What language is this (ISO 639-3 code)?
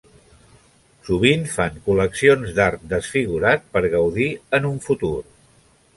cat